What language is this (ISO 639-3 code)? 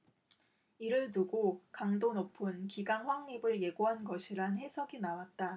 kor